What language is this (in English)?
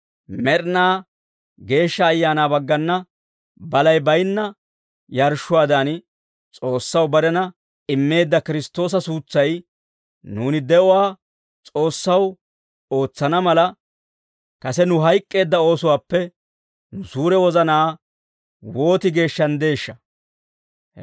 Dawro